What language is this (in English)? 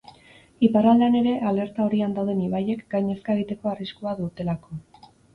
Basque